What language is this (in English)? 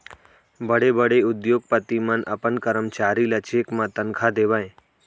Chhattisgarhi